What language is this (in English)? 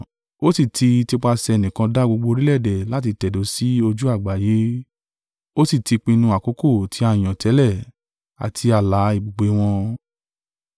Yoruba